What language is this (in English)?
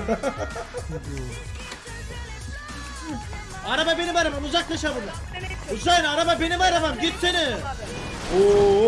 Turkish